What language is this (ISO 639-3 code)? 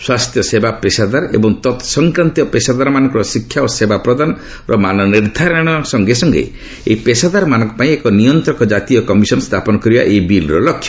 ori